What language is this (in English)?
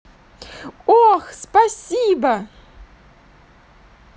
Russian